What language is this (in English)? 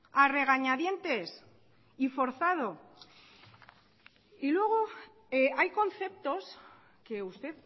Spanish